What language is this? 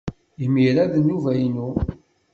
Kabyle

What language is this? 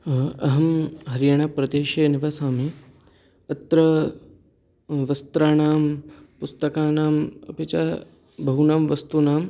Sanskrit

